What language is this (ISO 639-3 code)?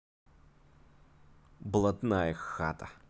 rus